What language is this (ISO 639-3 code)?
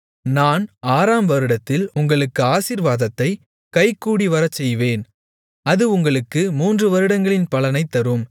tam